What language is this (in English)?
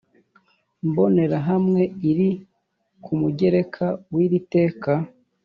Kinyarwanda